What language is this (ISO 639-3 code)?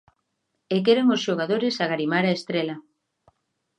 glg